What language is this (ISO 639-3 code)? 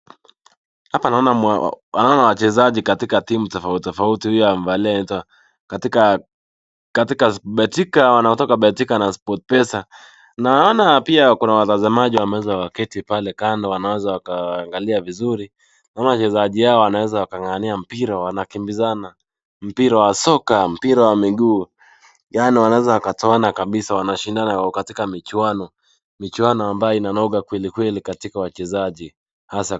swa